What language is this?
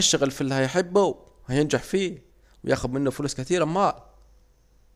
Saidi Arabic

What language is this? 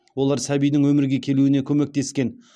Kazakh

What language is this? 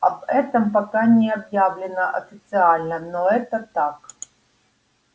Russian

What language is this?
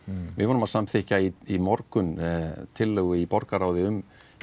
Icelandic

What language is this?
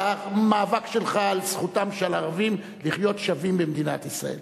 Hebrew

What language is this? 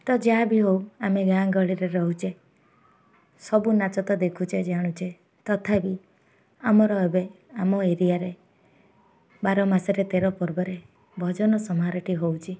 Odia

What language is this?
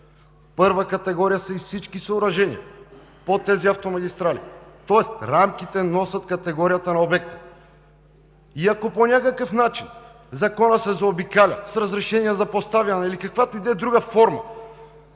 Bulgarian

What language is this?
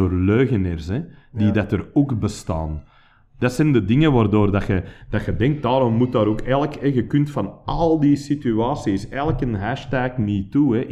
Dutch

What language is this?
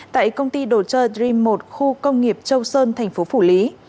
Vietnamese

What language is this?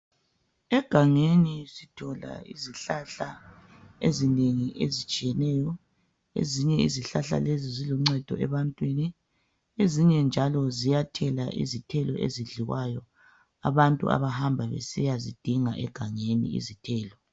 North Ndebele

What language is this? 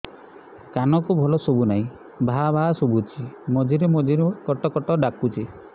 Odia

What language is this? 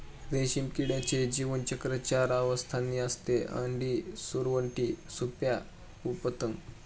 Marathi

